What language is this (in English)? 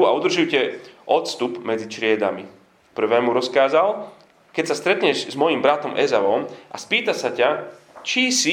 Slovak